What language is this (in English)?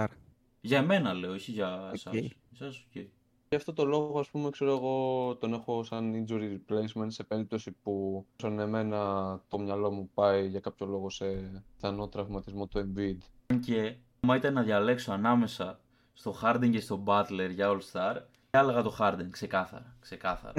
Greek